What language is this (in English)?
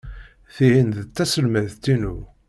Kabyle